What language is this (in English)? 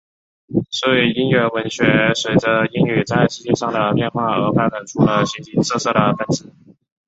Chinese